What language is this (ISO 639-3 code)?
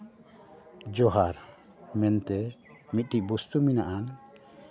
sat